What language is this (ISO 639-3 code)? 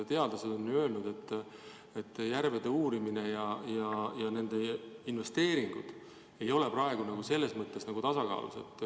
est